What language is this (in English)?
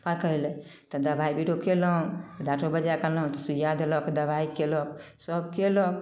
Maithili